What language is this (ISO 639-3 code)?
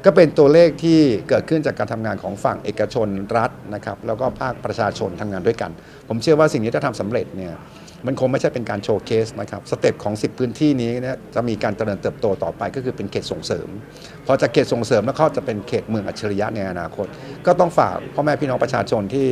tha